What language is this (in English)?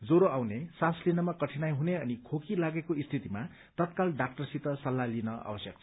Nepali